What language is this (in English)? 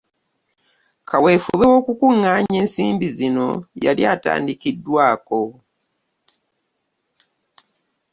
Ganda